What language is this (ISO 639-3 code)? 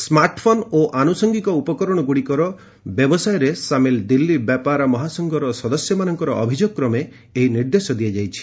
ori